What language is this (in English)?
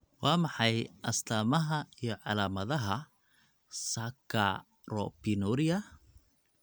Somali